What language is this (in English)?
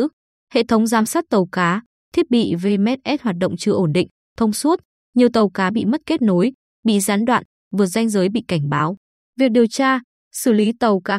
Vietnamese